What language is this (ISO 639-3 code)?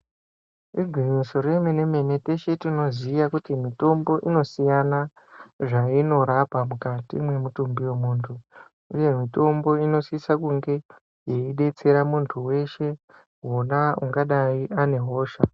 ndc